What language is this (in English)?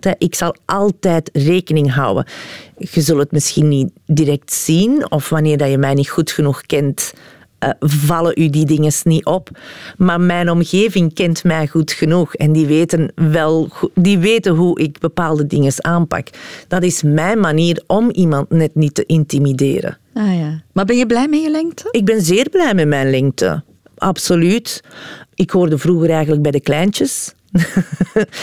Dutch